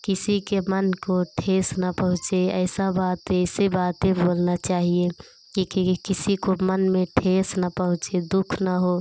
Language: Hindi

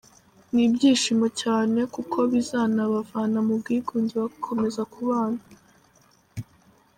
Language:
Kinyarwanda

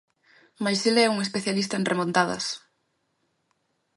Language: Galician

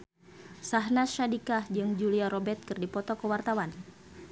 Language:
Sundanese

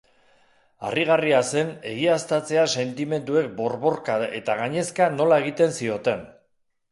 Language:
Basque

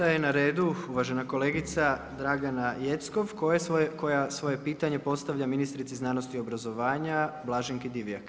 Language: Croatian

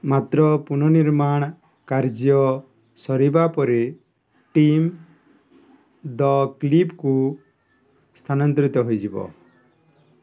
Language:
Odia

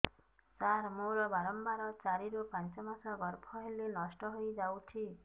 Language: Odia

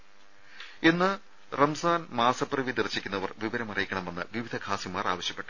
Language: Malayalam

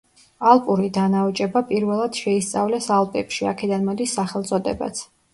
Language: Georgian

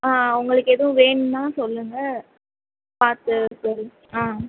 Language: Tamil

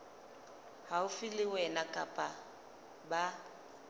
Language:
Southern Sotho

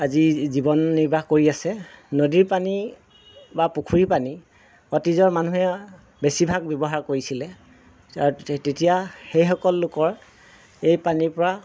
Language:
Assamese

